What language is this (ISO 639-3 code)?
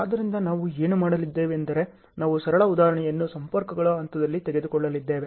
kan